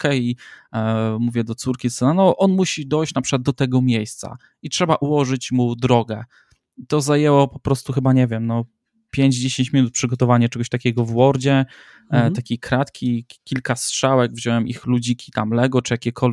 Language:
Polish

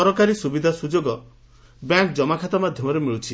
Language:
Odia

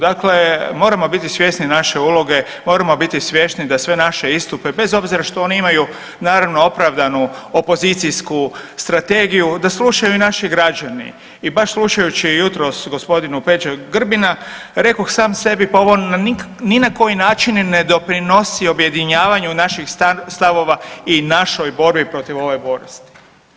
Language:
Croatian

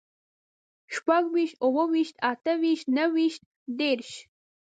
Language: Pashto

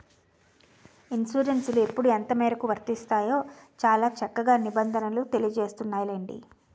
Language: Telugu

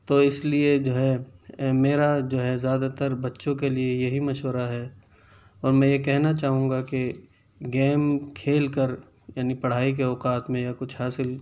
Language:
Urdu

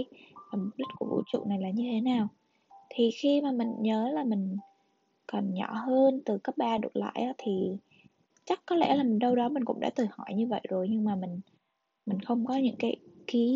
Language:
Vietnamese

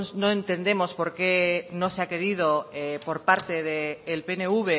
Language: Spanish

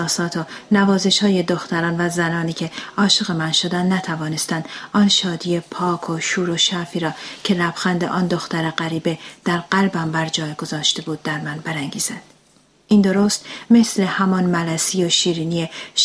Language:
Persian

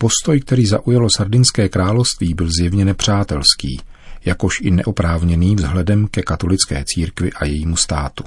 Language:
Czech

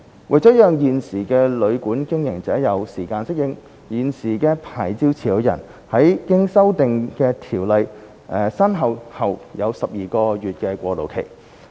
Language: Cantonese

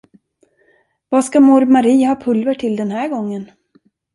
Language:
Swedish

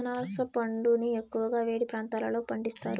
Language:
Telugu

